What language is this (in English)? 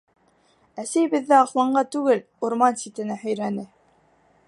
Bashkir